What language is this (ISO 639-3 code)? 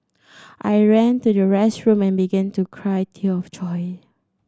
eng